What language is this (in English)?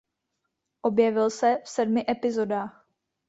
Czech